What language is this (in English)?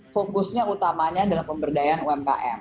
Indonesian